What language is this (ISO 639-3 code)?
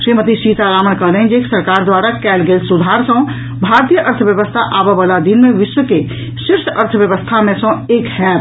mai